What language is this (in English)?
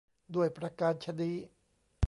Thai